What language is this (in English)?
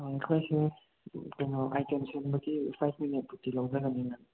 Manipuri